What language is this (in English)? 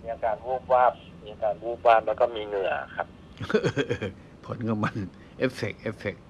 Thai